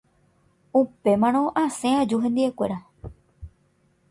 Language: Guarani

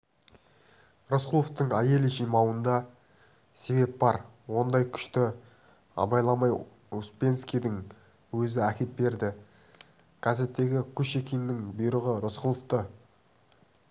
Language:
Kazakh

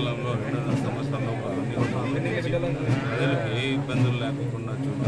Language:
Telugu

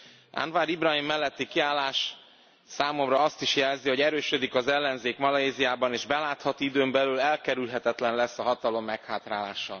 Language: Hungarian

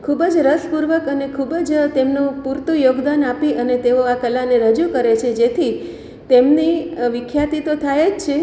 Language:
Gujarati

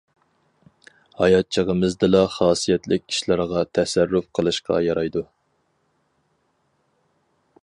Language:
Uyghur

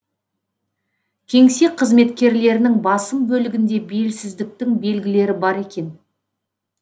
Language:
Kazakh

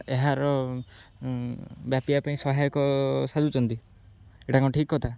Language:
Odia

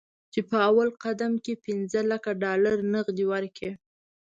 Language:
Pashto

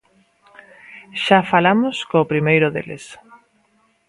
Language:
Galician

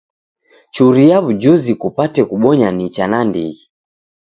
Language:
Taita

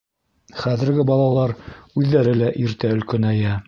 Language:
Bashkir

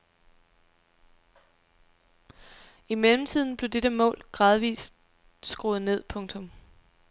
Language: Danish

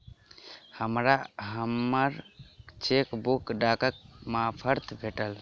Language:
Maithili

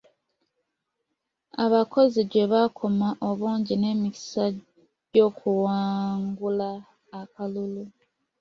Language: Ganda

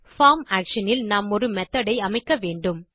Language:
Tamil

